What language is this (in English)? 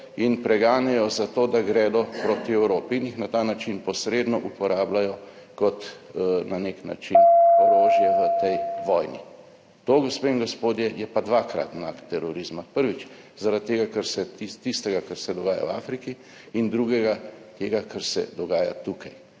Slovenian